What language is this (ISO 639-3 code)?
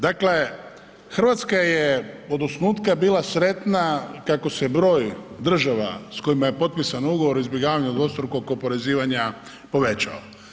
hrv